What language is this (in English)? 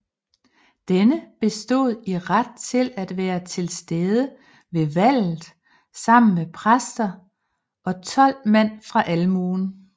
Danish